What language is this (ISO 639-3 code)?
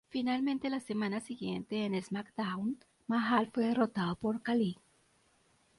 spa